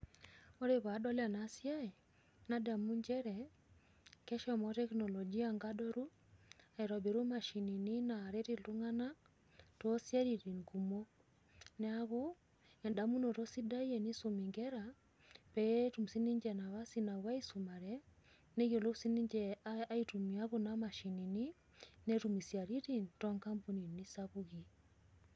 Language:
Masai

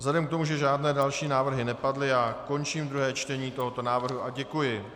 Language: Czech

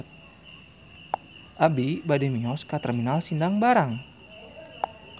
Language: Sundanese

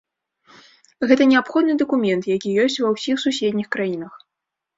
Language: Belarusian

